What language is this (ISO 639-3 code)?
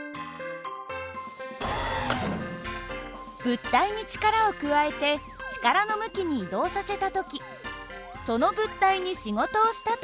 jpn